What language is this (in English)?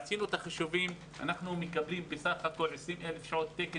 Hebrew